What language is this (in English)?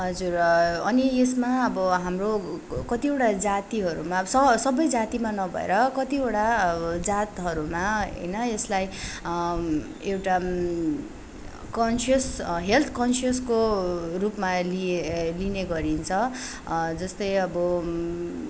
Nepali